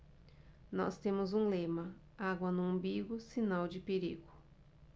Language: Portuguese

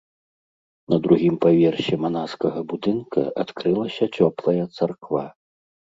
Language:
Belarusian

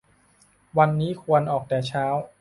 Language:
Thai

